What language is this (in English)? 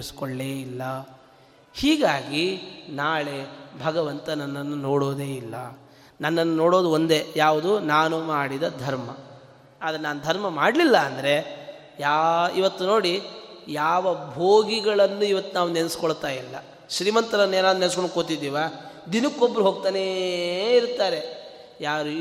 Kannada